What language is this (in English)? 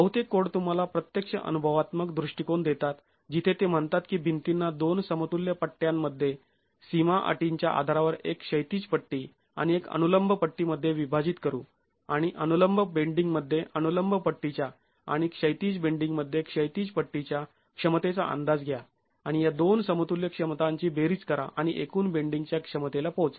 Marathi